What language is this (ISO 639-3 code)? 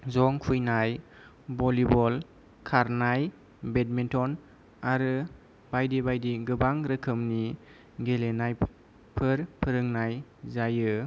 brx